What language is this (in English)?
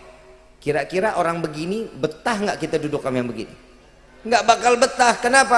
Indonesian